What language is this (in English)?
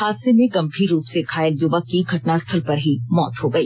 Hindi